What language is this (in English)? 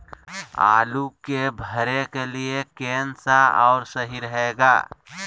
Magahi